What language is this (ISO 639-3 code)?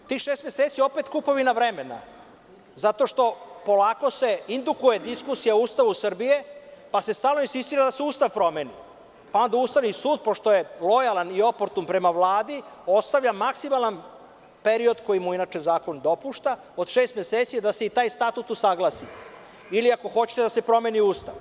srp